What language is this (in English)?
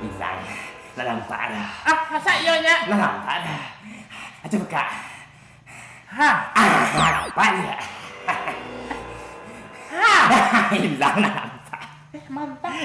Indonesian